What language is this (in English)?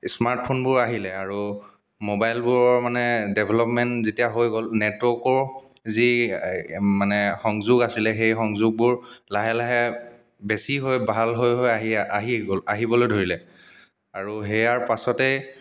Assamese